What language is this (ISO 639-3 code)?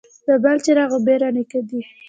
pus